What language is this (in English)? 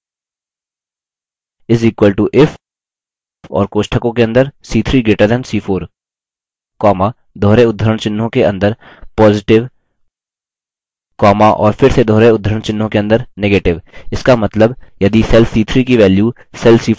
Hindi